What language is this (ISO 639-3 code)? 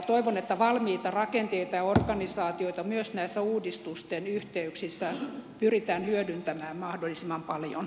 fin